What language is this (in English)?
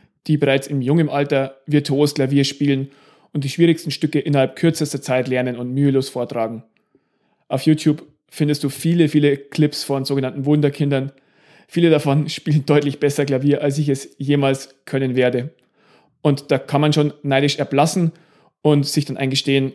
German